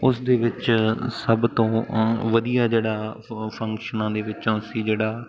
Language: Punjabi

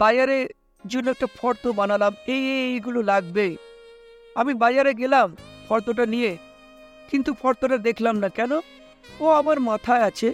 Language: Bangla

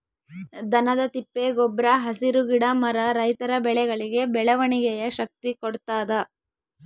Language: Kannada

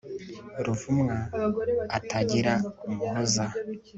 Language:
Kinyarwanda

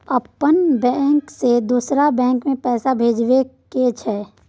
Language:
Maithili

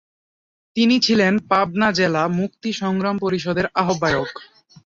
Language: Bangla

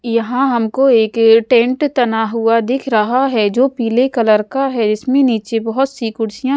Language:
Hindi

